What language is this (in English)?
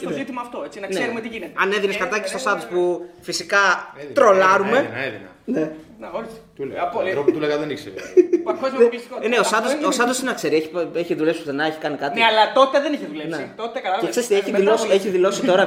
Greek